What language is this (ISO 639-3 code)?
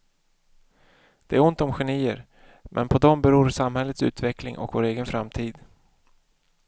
swe